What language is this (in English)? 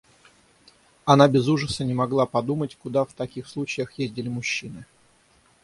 Russian